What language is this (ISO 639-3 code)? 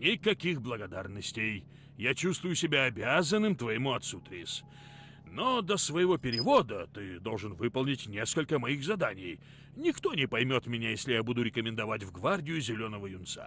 rus